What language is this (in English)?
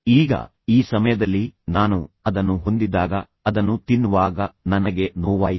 Kannada